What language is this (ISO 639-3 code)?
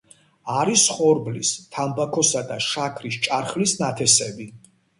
kat